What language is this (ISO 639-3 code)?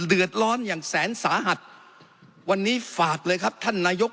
tha